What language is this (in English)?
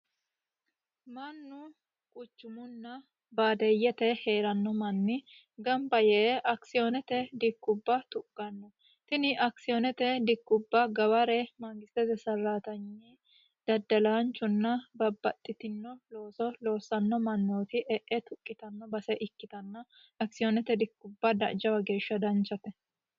Sidamo